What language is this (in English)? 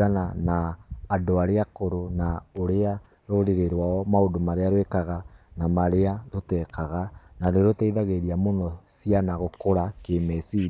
Kikuyu